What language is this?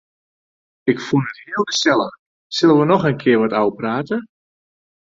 Western Frisian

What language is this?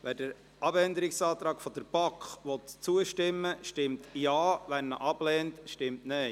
Swiss German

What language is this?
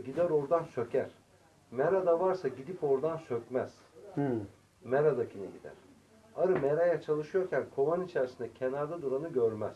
Turkish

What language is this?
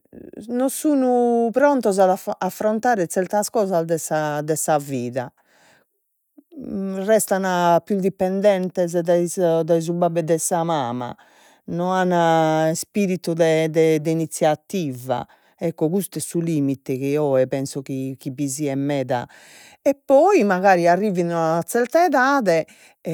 Sardinian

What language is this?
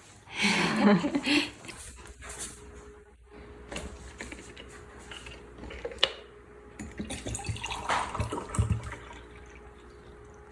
Korean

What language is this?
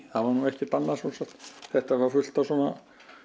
Icelandic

